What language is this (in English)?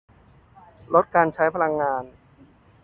Thai